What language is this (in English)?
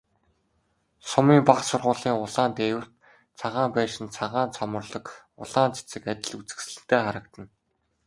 Mongolian